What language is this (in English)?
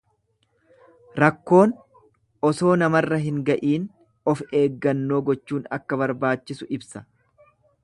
Oromo